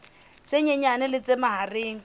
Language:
Southern Sotho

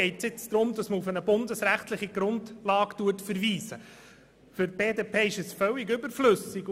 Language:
Swiss German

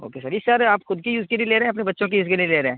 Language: Urdu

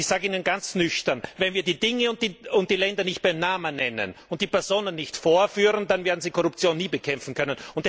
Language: German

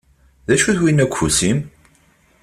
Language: Kabyle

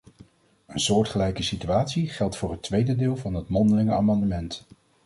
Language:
Dutch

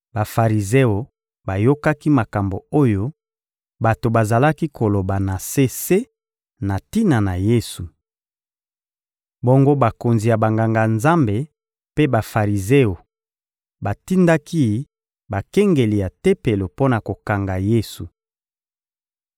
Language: Lingala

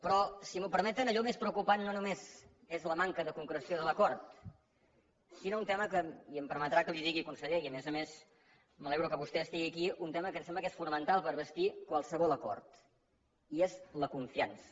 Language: Catalan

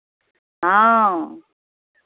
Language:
Maithili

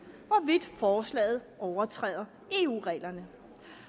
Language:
Danish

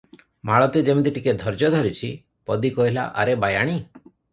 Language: Odia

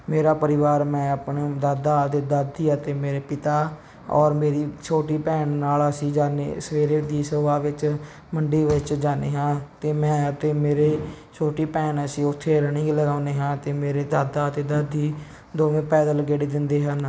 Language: Punjabi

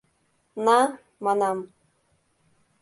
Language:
Mari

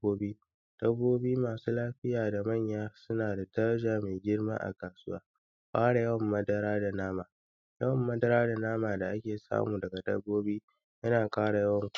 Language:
Hausa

